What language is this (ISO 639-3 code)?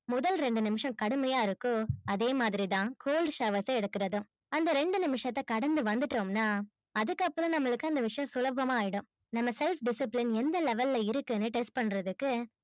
tam